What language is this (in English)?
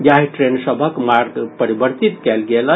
Maithili